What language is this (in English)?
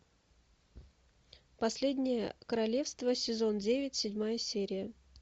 Russian